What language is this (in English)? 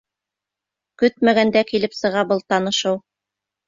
Bashkir